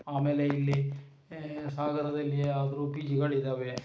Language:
Kannada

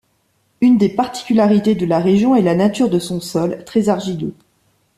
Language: French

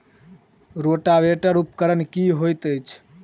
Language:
Maithili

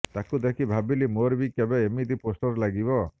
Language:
Odia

